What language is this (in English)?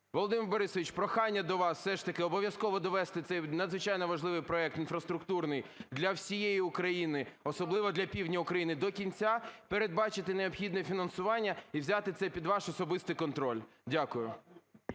Ukrainian